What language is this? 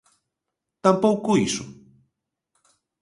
Galician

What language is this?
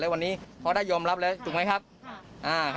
Thai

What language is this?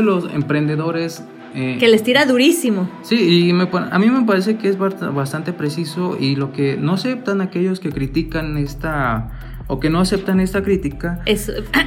Spanish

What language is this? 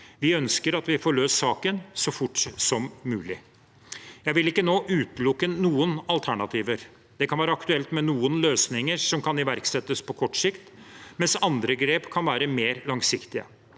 Norwegian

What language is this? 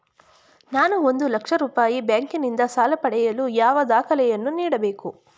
Kannada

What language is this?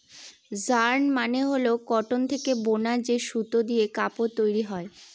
Bangla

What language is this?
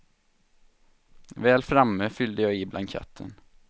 Swedish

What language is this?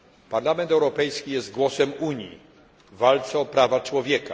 Polish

